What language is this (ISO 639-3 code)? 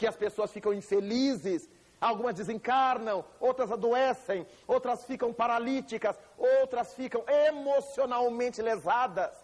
por